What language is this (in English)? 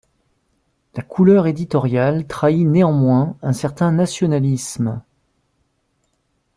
French